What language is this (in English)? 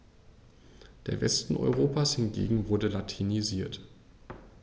German